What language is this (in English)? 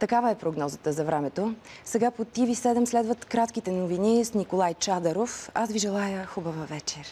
Russian